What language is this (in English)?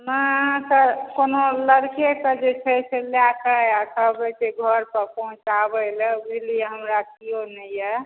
Maithili